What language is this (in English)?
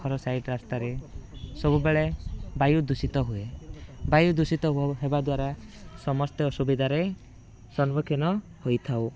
Odia